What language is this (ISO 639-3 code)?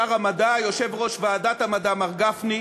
heb